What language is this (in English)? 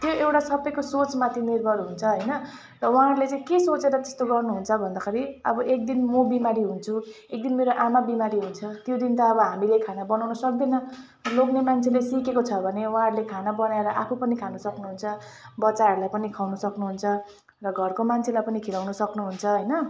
Nepali